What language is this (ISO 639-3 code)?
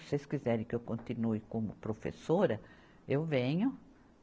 por